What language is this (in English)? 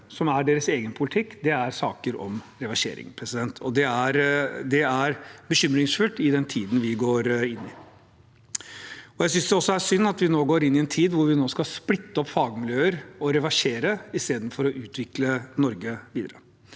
Norwegian